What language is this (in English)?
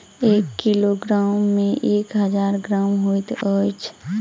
Maithili